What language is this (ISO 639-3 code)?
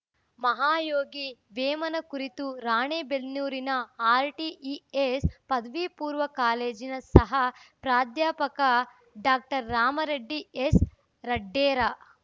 kan